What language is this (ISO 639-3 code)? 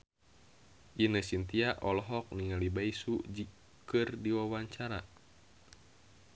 sun